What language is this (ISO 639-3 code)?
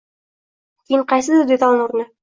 uzb